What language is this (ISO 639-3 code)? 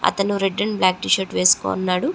tel